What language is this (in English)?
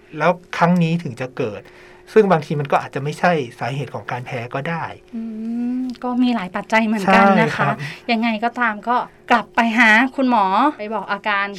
Thai